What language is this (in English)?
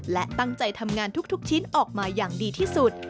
Thai